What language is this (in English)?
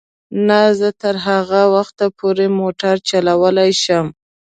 Pashto